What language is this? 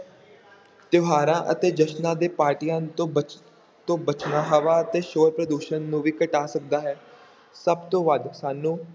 Punjabi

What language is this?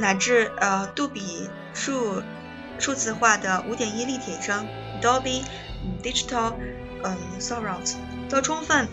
Chinese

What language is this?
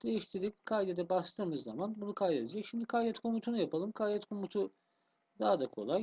Turkish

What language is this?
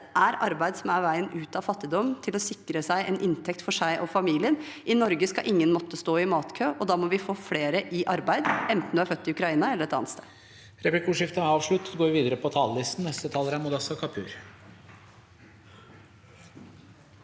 Norwegian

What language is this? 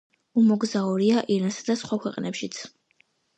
Georgian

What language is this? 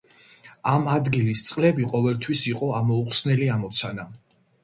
Georgian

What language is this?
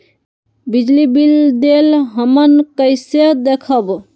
Magahi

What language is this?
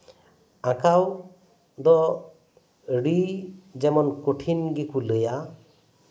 Santali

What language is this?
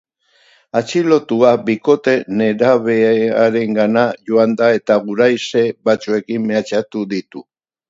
Basque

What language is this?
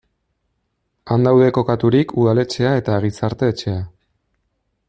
Basque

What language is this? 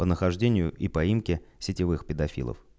Russian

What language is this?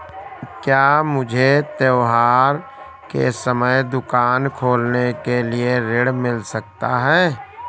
Hindi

